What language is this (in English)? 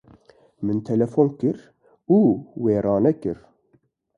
Kurdish